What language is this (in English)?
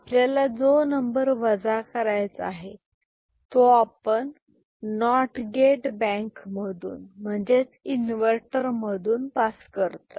Marathi